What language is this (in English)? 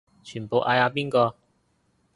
Cantonese